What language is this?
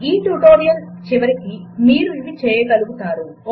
Telugu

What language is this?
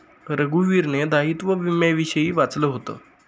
Marathi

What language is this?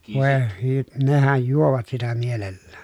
Finnish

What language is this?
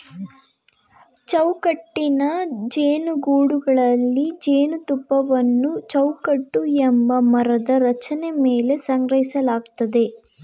Kannada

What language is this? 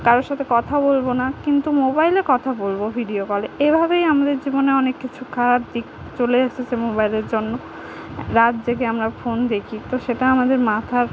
Bangla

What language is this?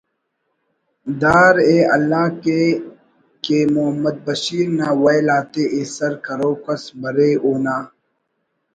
Brahui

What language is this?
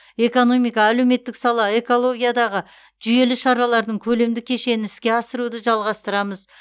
Kazakh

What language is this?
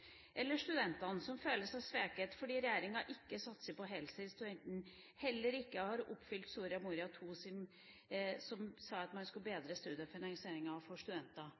Norwegian Bokmål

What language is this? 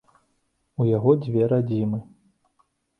Belarusian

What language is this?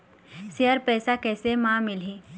Chhattisgarhi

